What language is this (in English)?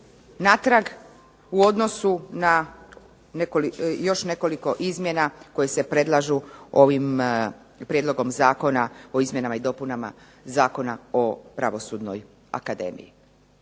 Croatian